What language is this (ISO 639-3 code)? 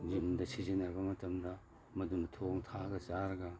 mni